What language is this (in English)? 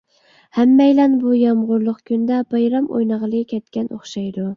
Uyghur